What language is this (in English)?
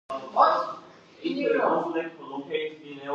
Georgian